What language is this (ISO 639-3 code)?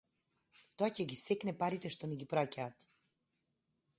mkd